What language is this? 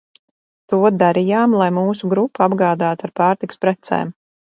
Latvian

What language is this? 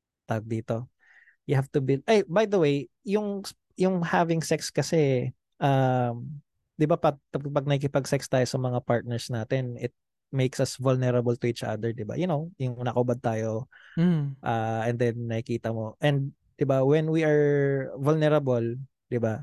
Filipino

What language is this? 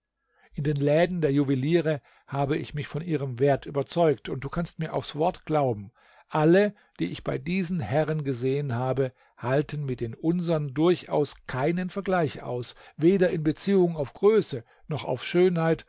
German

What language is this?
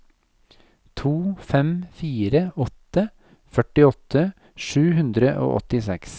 Norwegian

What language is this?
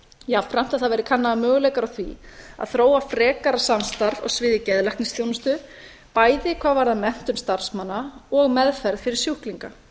Icelandic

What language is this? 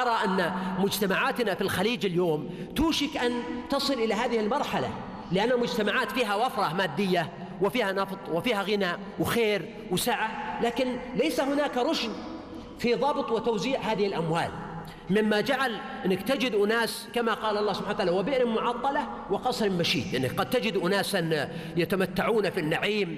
Arabic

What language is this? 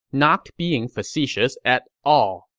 English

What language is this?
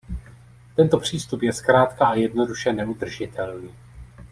Czech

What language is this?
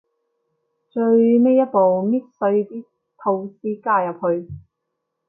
Cantonese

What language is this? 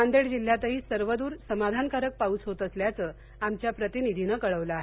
Marathi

